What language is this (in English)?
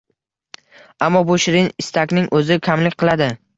Uzbek